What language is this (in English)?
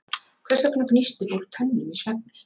Icelandic